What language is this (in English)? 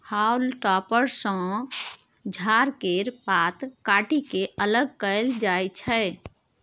Maithili